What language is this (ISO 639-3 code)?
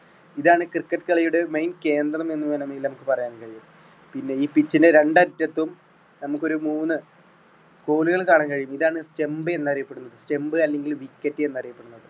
mal